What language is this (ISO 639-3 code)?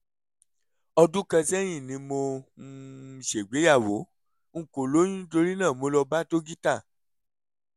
yor